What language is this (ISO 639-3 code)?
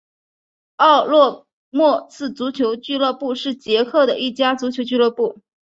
zho